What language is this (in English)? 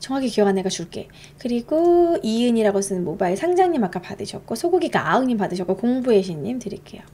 Korean